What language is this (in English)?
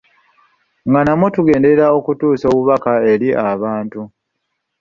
Ganda